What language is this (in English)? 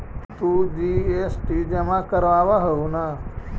Magahi